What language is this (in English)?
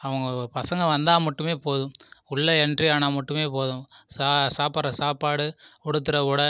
Tamil